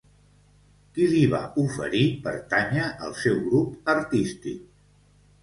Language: Catalan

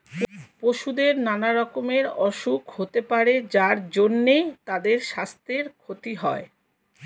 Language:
Bangla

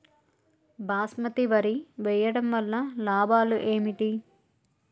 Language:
Telugu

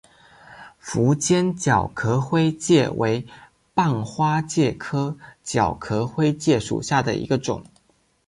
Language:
Chinese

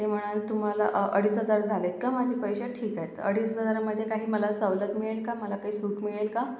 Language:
Marathi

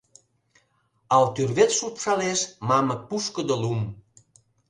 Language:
Mari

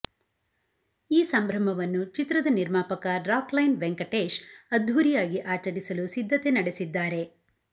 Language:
Kannada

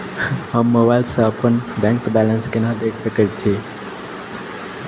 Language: Maithili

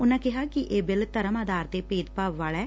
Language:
Punjabi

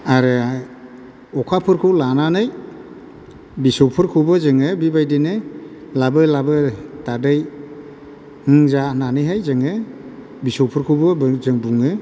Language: Bodo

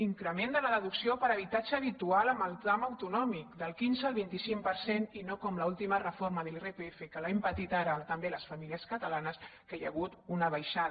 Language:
Catalan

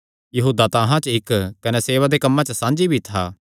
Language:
Kangri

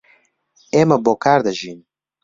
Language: Central Kurdish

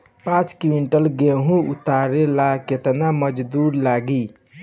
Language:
Bhojpuri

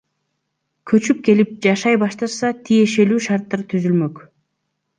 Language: Kyrgyz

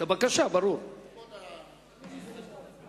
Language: Hebrew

